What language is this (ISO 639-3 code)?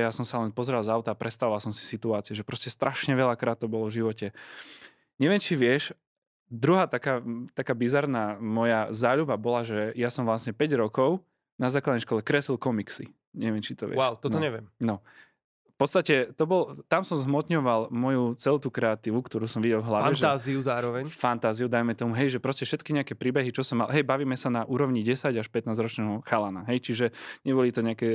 slk